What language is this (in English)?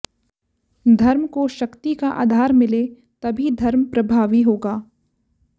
Hindi